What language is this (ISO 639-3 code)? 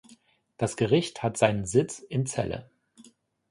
deu